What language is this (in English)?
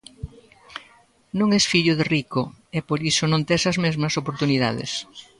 Galician